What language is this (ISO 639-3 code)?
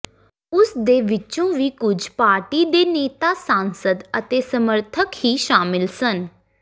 pan